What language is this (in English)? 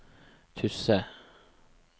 Norwegian